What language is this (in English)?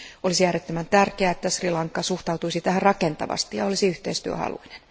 Finnish